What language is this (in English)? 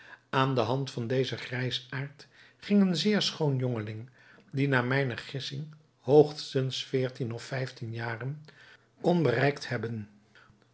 Dutch